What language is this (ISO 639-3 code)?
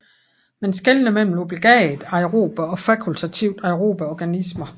dan